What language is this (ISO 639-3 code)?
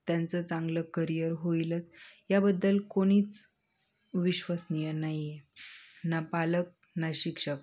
mar